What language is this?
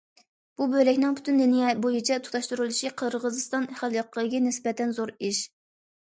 Uyghur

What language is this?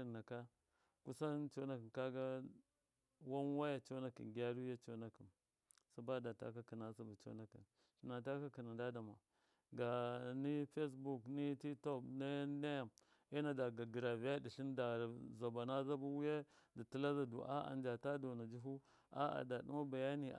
Miya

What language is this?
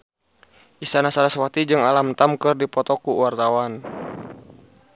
Sundanese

